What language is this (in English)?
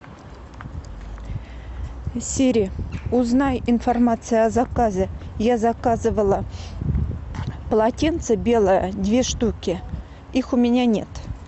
Russian